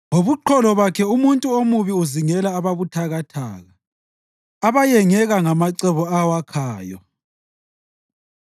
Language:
North Ndebele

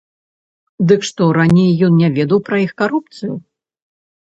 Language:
Belarusian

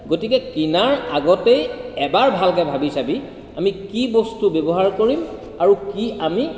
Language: Assamese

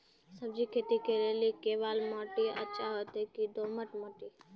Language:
Maithili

